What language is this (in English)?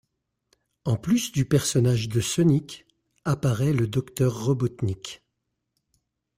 French